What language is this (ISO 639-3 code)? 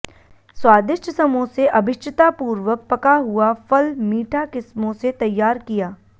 hin